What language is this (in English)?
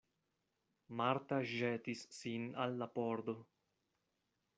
Esperanto